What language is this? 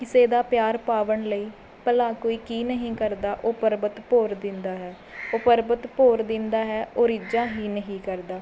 Punjabi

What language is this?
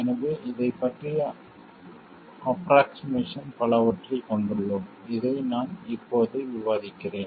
Tamil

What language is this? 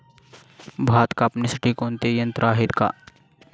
Marathi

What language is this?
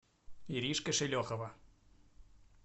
Russian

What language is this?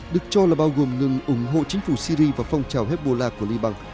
Vietnamese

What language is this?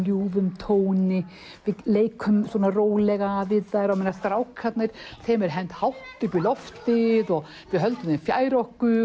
Icelandic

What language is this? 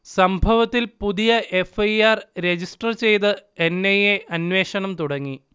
Malayalam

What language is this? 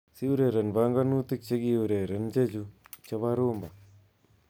Kalenjin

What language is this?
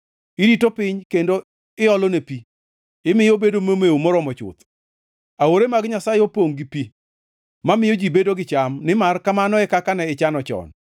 Luo (Kenya and Tanzania)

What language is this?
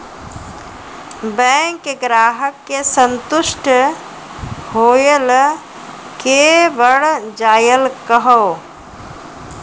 Maithili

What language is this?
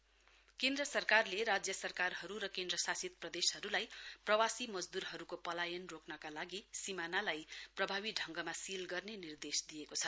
Nepali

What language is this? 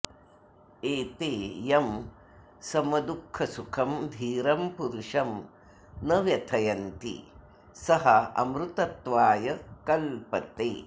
Sanskrit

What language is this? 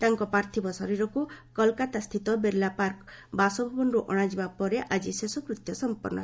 Odia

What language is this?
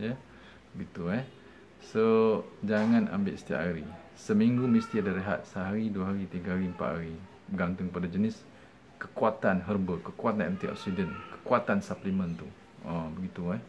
Malay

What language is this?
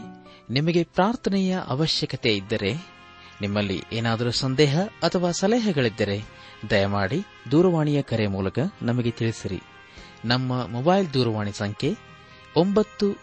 Kannada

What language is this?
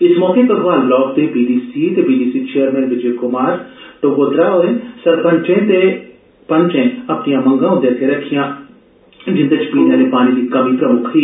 Dogri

